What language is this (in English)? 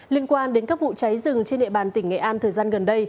Vietnamese